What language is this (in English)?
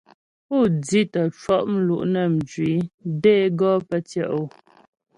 Ghomala